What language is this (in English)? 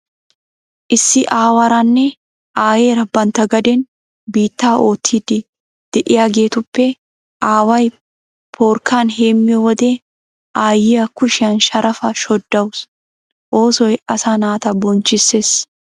Wolaytta